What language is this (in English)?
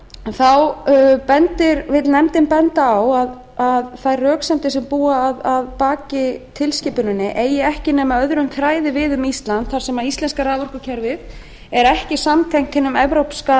Icelandic